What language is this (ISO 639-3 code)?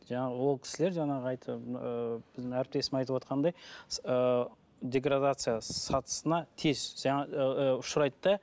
kaz